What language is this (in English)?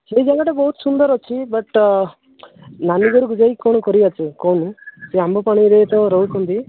Odia